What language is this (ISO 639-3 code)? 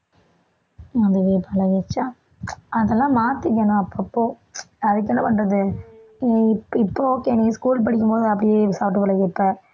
tam